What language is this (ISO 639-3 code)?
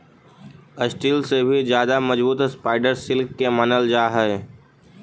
mag